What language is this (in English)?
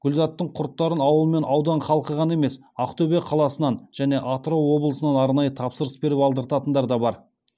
Kazakh